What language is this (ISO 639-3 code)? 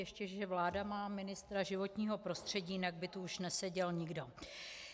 ces